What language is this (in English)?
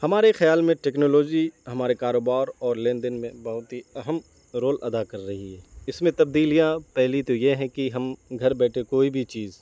Urdu